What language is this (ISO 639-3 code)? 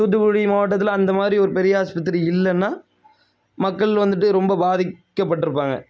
tam